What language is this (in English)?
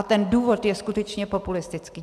Czech